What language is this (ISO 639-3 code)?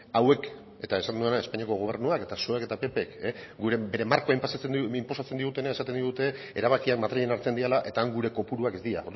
eus